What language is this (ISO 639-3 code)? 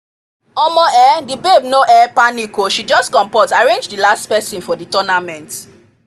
pcm